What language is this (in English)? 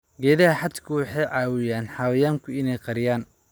Somali